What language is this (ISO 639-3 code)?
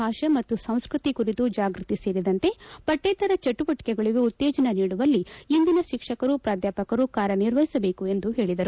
kan